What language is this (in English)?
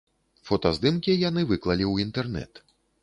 Belarusian